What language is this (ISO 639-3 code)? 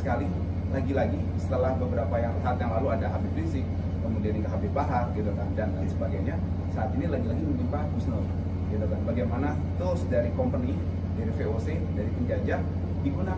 ind